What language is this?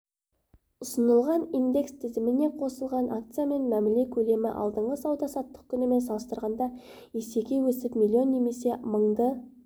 Kazakh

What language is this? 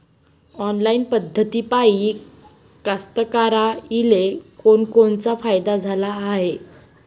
Marathi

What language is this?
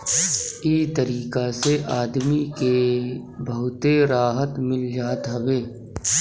Bhojpuri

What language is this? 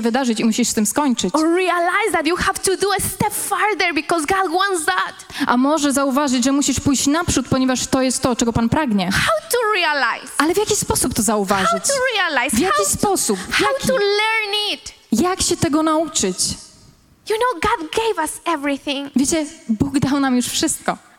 Polish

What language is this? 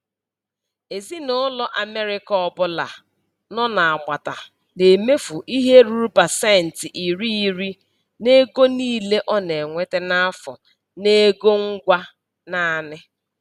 Igbo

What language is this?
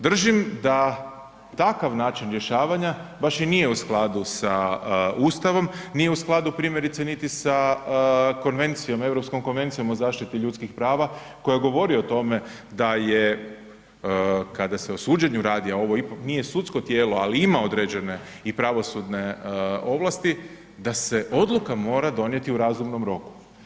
Croatian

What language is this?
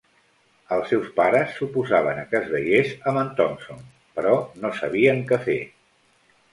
Catalan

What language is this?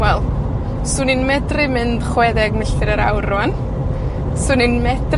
Welsh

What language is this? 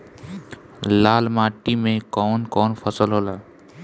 Bhojpuri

